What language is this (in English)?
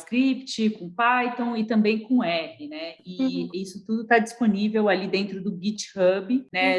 Portuguese